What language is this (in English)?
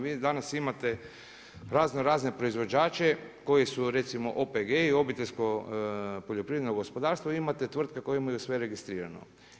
Croatian